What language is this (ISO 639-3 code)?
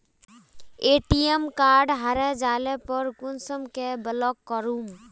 mag